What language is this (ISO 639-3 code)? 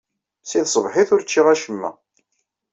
kab